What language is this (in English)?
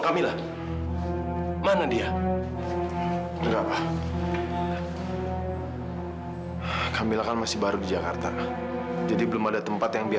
Indonesian